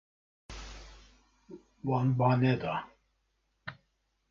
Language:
Kurdish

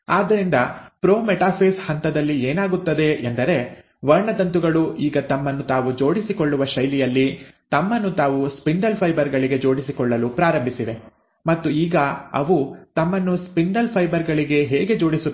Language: Kannada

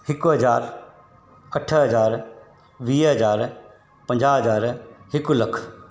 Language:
Sindhi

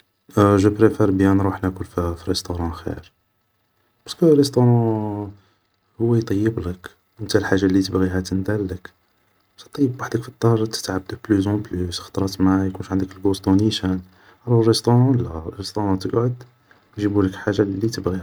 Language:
Algerian Arabic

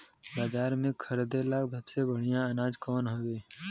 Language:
Bhojpuri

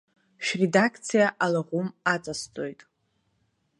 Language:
Abkhazian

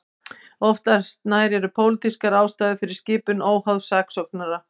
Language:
Icelandic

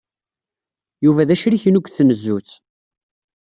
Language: Kabyle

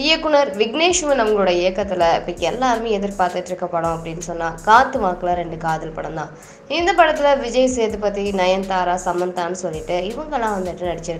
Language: Romanian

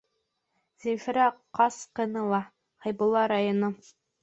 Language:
Bashkir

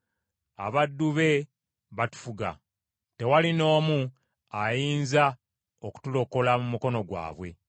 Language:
Ganda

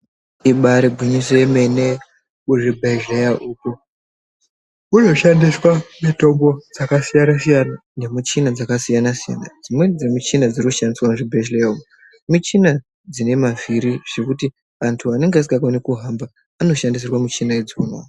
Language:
Ndau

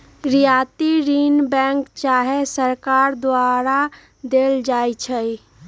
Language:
Magahi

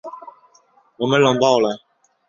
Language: Chinese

